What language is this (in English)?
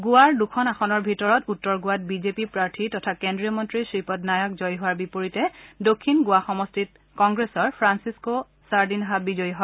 Assamese